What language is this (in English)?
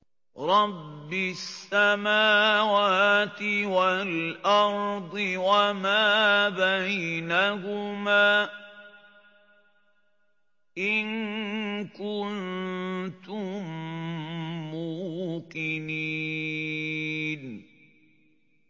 Arabic